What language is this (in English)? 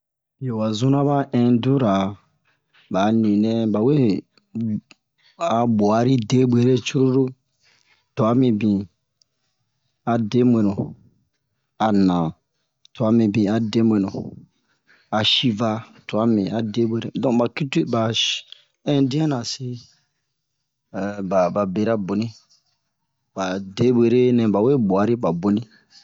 Bomu